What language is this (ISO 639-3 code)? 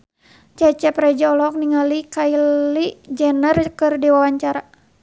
sun